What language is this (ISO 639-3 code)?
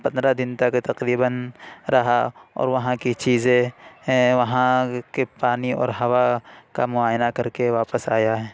urd